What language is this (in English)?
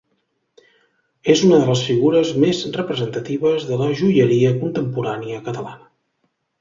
Catalan